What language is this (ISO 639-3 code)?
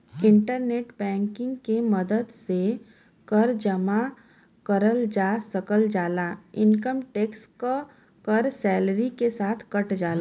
bho